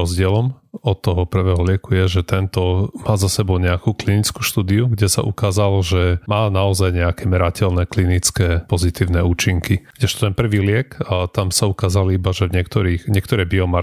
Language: Slovak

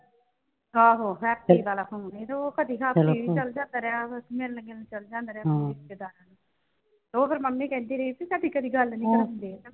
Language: Punjabi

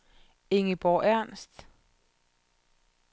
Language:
Danish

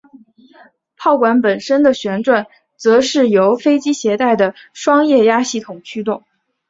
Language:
Chinese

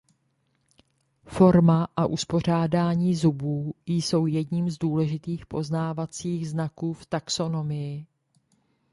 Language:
Czech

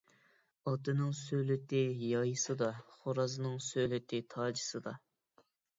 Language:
Uyghur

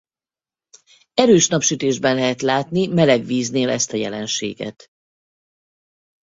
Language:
Hungarian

